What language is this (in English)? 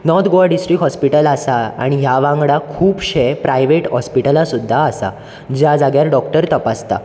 Konkani